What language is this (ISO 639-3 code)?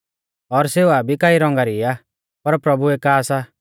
bfz